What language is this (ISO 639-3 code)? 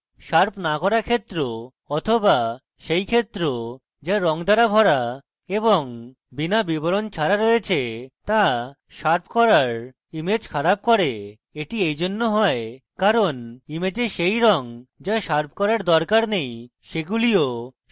ben